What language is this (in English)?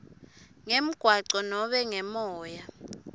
Swati